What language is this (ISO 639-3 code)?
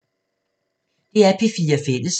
dan